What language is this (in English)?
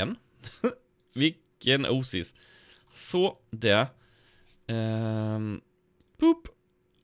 Swedish